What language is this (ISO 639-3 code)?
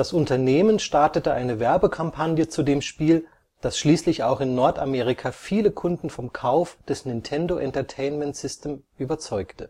deu